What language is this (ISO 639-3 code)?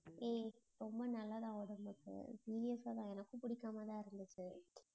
tam